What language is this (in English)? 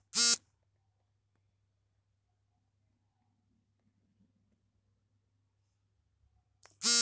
Kannada